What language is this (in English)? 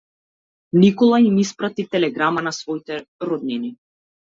Macedonian